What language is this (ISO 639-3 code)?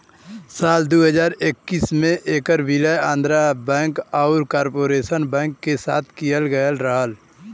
bho